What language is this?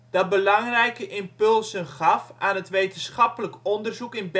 Dutch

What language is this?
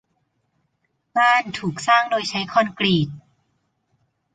Thai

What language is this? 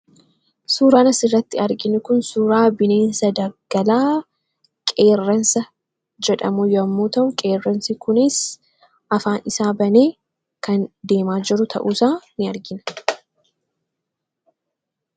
Oromo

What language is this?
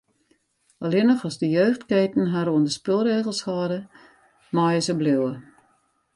Western Frisian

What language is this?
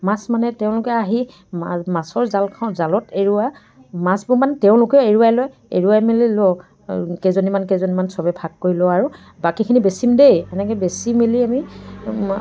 Assamese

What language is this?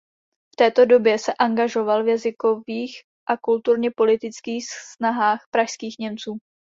Czech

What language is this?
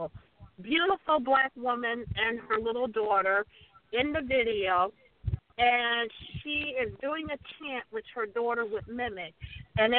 English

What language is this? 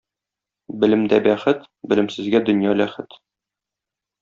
Tatar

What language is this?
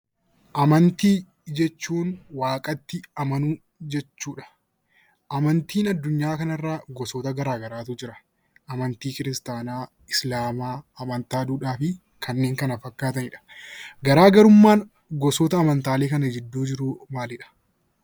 Oromo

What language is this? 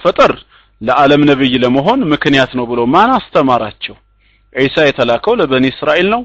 Arabic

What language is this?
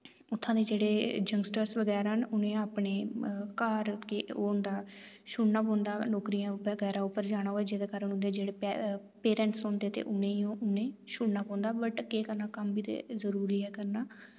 Dogri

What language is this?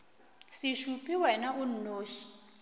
Northern Sotho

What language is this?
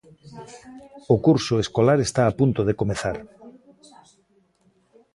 Galician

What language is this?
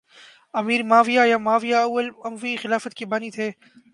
Urdu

